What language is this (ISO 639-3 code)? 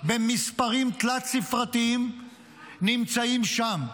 heb